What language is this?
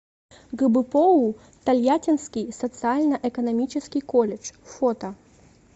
Russian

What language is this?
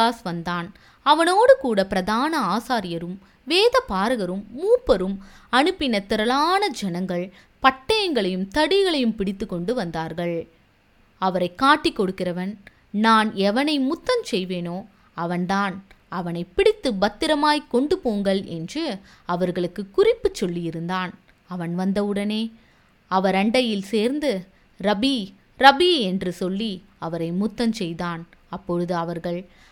Tamil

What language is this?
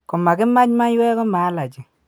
Kalenjin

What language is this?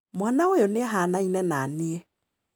Kikuyu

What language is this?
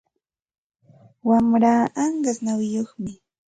Santa Ana de Tusi Pasco Quechua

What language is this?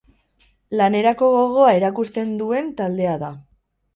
Basque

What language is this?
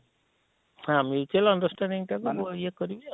Odia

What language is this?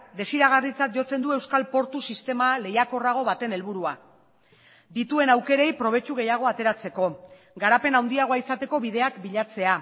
Basque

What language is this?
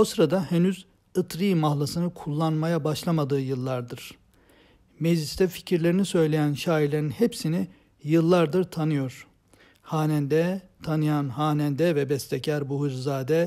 Turkish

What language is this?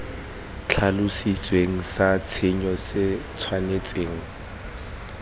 Tswana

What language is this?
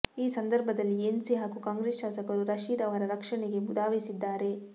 Kannada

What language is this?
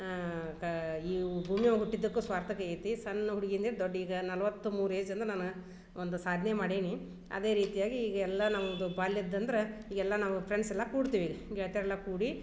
Kannada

